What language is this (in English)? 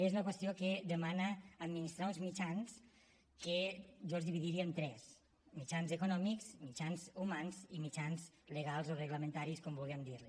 Catalan